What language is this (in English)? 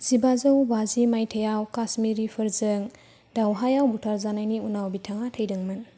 Bodo